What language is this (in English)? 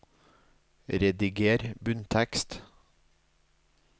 Norwegian